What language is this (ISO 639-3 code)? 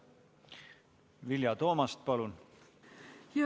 est